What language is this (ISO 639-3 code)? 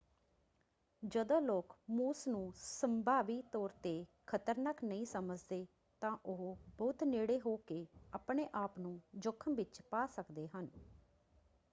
pan